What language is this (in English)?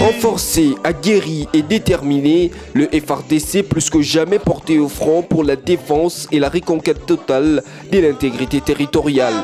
French